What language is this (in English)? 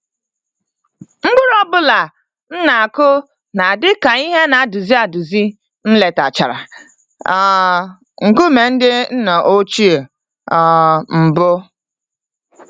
Igbo